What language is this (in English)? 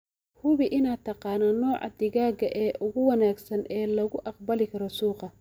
Somali